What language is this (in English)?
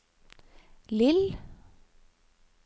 Norwegian